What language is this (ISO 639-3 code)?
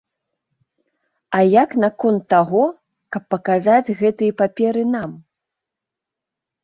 bel